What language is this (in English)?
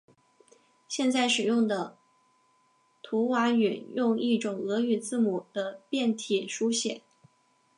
Chinese